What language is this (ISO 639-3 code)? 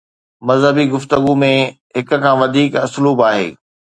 snd